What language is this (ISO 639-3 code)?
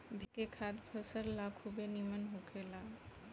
bho